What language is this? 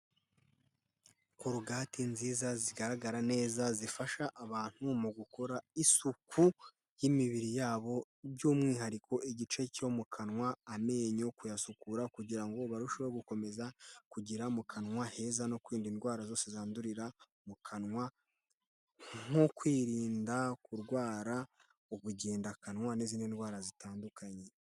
Kinyarwanda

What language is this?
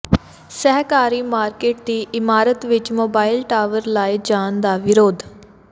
Punjabi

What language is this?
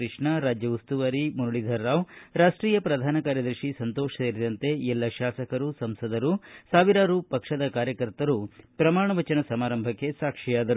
Kannada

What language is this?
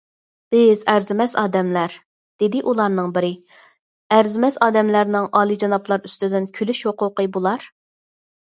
Uyghur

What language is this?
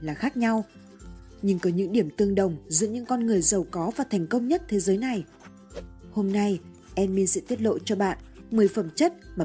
Vietnamese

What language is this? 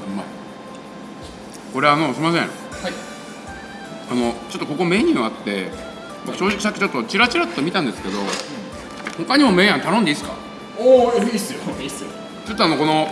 Japanese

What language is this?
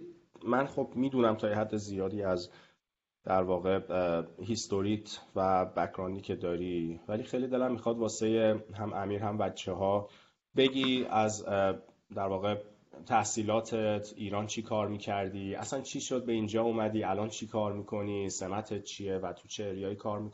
Persian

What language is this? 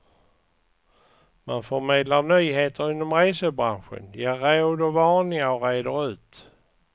Swedish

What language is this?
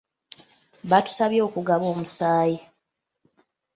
Ganda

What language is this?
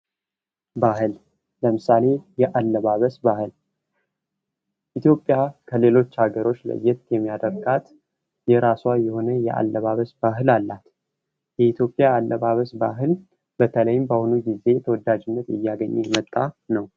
Amharic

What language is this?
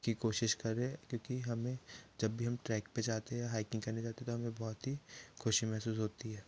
Hindi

